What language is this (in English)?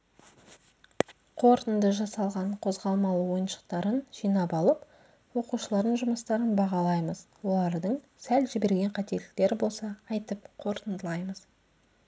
Kazakh